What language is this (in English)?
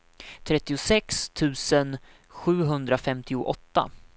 Swedish